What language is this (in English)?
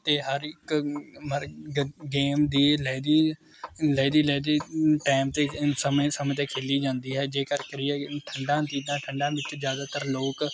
Punjabi